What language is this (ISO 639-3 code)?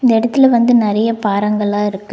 tam